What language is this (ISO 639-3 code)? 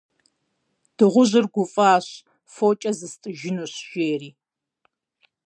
kbd